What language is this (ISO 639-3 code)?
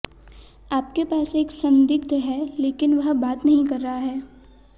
hin